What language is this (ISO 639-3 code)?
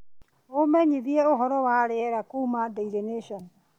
kik